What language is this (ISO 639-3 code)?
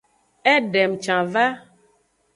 ajg